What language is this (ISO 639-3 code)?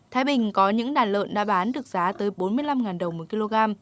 vie